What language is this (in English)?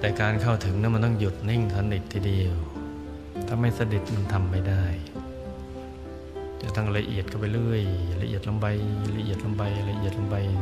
Thai